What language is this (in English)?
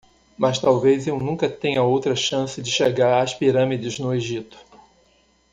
Portuguese